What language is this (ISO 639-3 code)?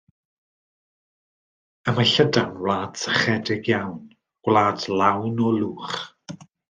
cym